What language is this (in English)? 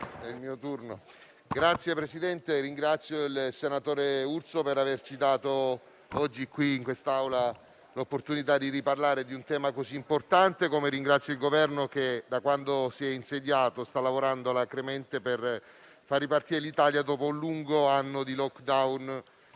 Italian